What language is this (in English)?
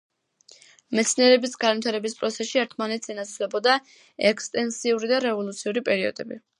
Georgian